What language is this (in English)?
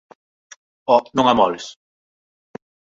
Galician